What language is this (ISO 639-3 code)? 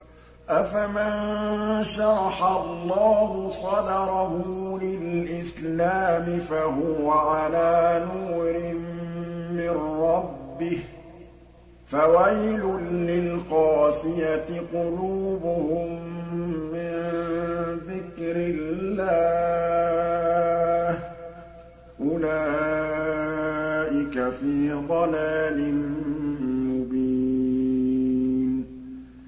ara